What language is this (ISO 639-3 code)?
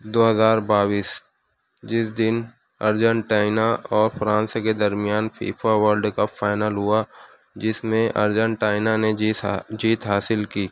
urd